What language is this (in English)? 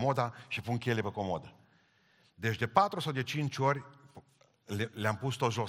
Romanian